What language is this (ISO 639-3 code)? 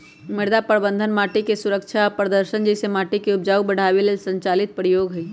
mag